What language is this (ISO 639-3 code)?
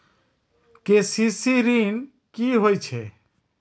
mai